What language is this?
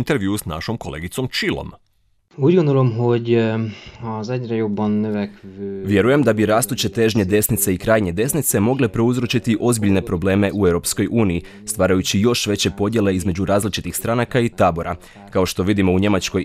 Croatian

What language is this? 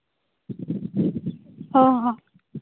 Santali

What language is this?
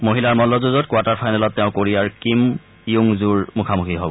Assamese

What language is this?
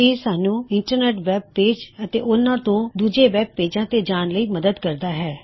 Punjabi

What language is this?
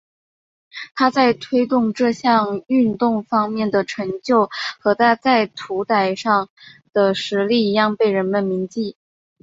Chinese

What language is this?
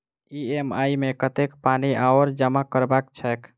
Maithili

